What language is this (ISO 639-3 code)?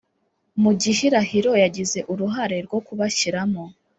kin